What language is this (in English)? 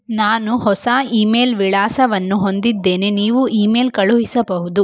Kannada